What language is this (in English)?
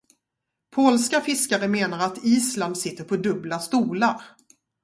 Swedish